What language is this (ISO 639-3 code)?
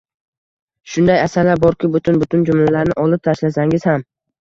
uzb